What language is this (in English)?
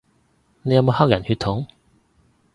Cantonese